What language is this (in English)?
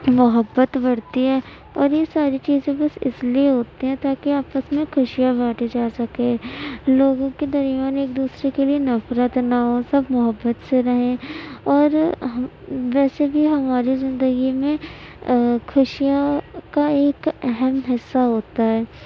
Urdu